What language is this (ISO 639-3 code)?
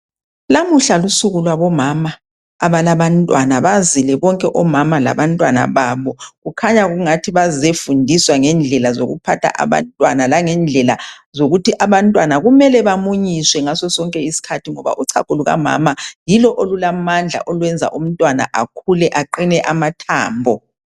nde